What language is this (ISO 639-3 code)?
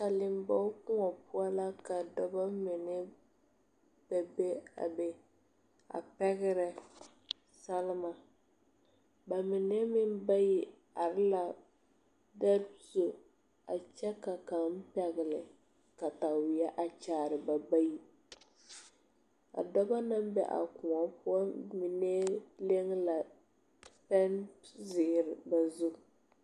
dga